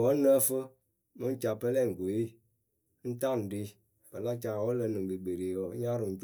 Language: Akebu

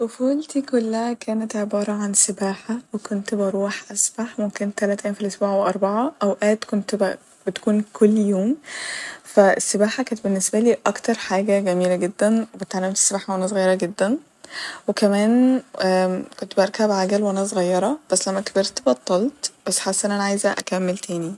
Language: Egyptian Arabic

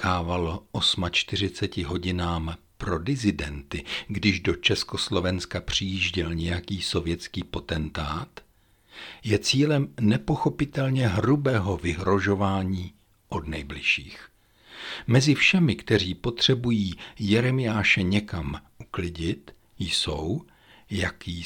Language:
Czech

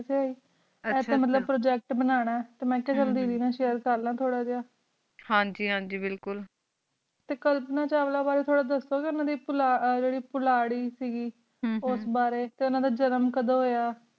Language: Punjabi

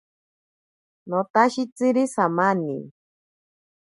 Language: Ashéninka Perené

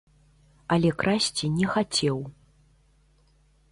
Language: Belarusian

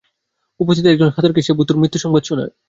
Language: Bangla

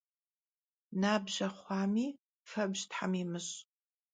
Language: Kabardian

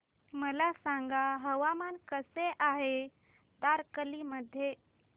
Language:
Marathi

